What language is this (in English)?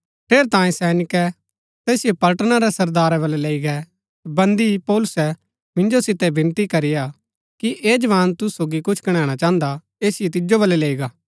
Gaddi